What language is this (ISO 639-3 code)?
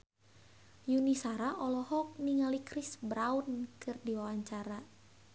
sun